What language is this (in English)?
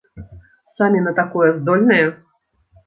Belarusian